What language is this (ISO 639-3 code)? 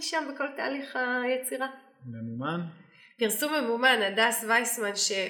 heb